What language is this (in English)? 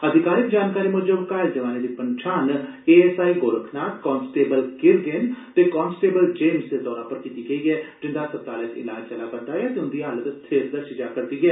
Dogri